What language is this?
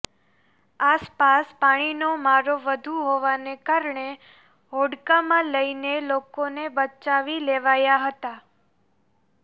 Gujarati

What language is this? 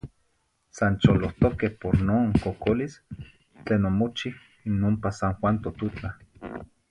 Zacatlán-Ahuacatlán-Tepetzintla Nahuatl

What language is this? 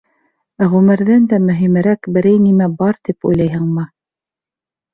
Bashkir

